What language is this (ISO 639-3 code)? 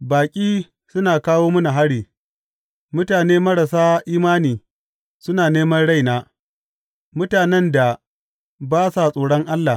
hau